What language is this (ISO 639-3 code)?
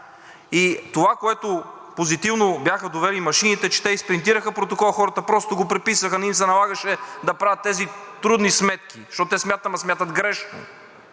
bul